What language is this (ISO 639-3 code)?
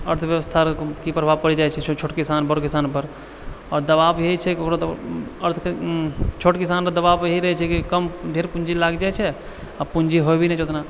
mai